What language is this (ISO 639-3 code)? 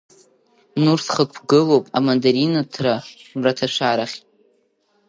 abk